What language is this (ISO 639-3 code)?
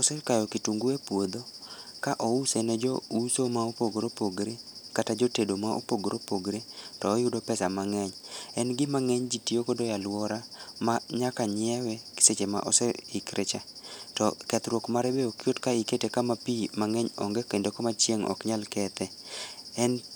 luo